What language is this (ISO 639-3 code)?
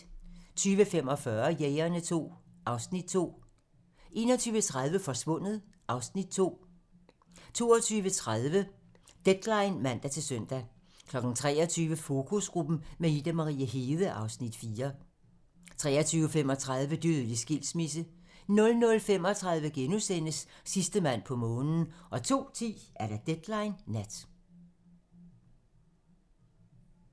dan